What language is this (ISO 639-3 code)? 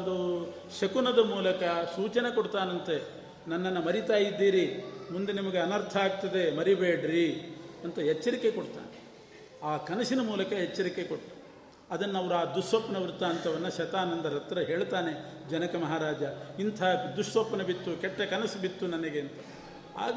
kan